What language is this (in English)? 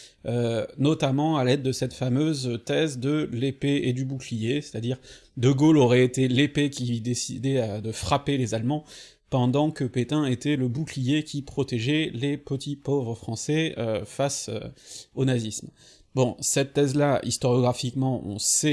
French